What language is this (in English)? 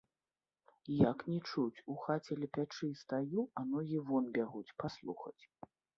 Belarusian